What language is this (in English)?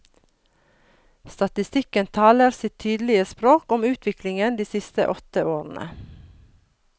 Norwegian